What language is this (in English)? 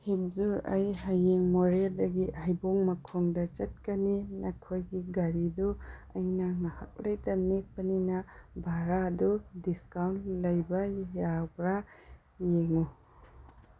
Manipuri